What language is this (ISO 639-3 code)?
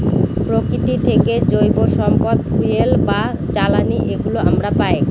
ben